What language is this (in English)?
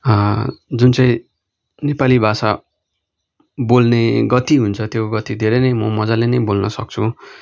Nepali